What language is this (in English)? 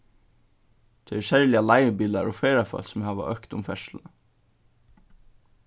Faroese